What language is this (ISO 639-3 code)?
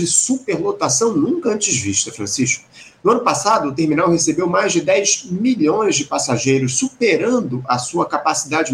por